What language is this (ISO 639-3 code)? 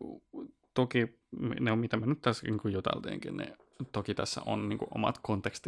fin